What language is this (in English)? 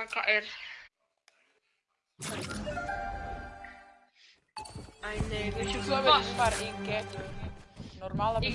Dutch